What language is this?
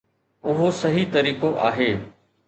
Sindhi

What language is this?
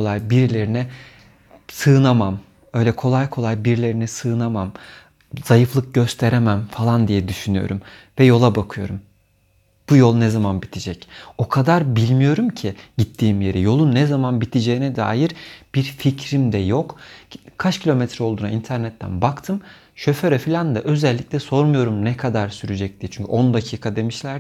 Turkish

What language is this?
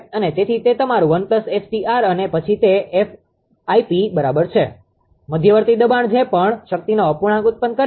Gujarati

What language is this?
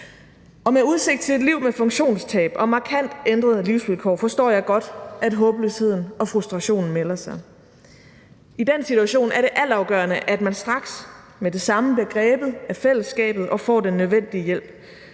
Danish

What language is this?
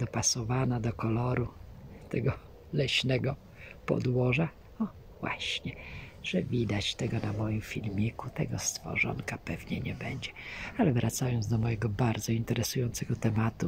Polish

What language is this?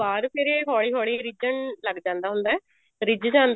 Punjabi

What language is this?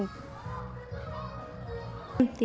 Vietnamese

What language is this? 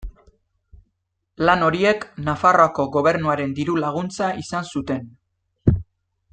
Basque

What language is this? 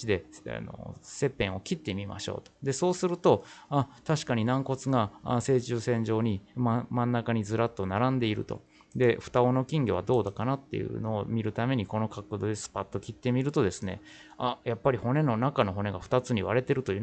Japanese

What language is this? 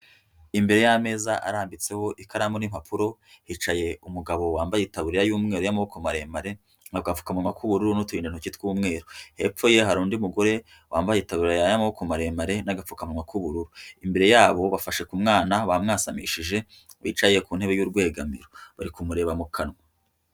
Kinyarwanda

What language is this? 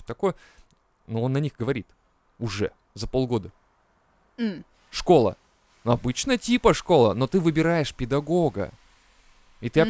Russian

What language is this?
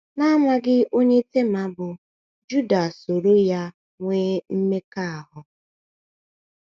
Igbo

